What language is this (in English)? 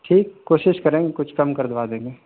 Urdu